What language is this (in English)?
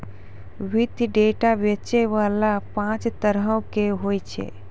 Maithili